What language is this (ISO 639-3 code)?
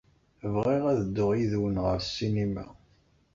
kab